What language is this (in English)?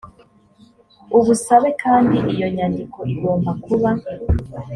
Kinyarwanda